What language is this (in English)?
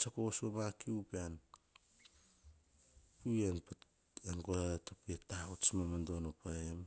Hahon